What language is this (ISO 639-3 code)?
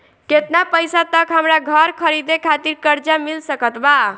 bho